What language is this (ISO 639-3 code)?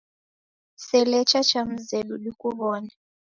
dav